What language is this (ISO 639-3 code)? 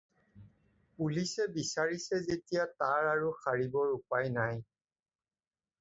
asm